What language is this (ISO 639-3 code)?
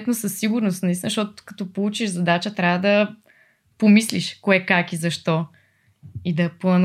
bul